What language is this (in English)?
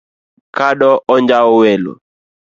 Luo (Kenya and Tanzania)